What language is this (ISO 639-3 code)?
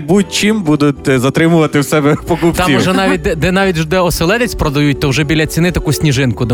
ukr